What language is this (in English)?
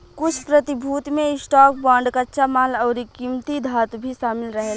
Bhojpuri